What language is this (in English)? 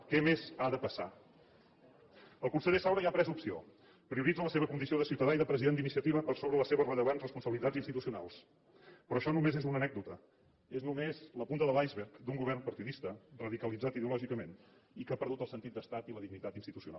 Catalan